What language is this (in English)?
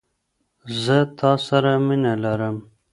Pashto